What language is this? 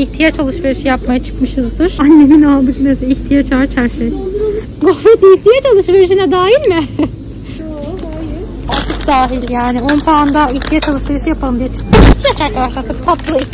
Turkish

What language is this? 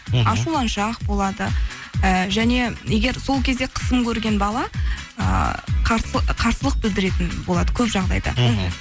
Kazakh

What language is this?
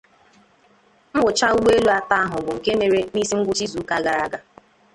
Igbo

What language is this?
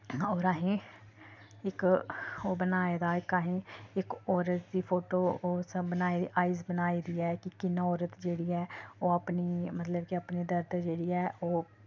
Dogri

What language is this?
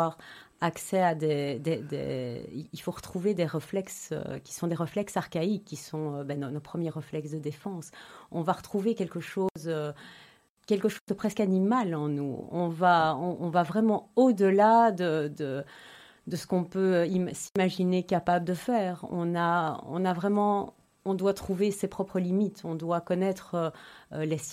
French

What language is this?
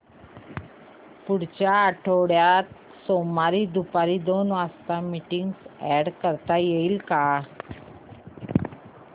Marathi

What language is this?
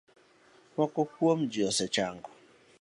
Luo (Kenya and Tanzania)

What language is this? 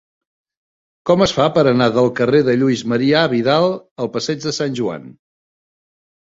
Catalan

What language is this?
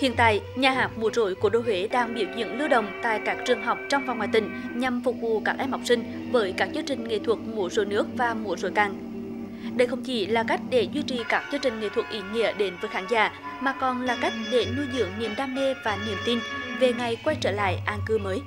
Vietnamese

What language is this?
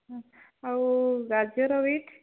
Odia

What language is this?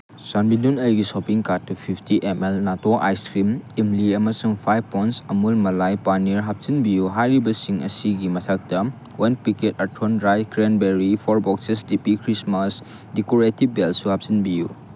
Manipuri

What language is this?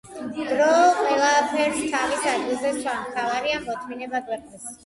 Georgian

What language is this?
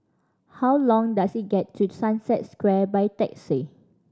English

